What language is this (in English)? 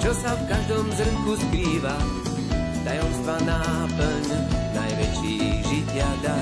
Slovak